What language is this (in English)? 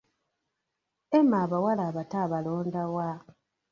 Ganda